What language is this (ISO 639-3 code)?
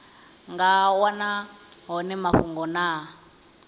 ven